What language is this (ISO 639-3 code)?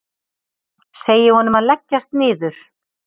isl